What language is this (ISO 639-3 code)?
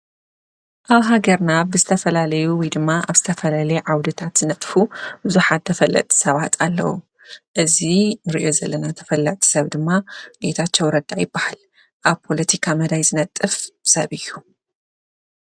tir